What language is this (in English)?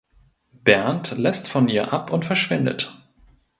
German